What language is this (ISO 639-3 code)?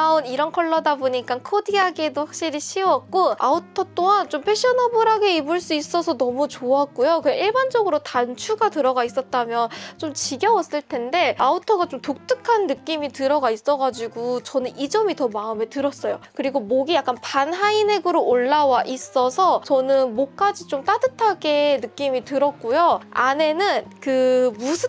kor